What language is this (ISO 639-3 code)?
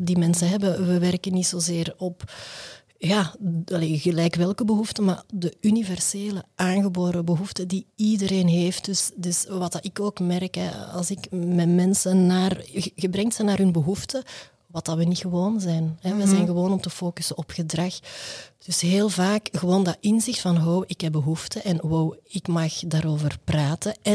nld